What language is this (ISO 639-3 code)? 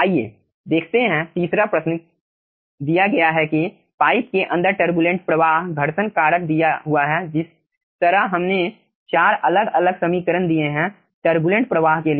hin